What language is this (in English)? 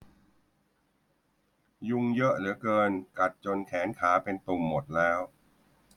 Thai